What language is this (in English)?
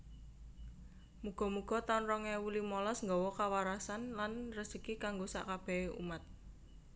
Javanese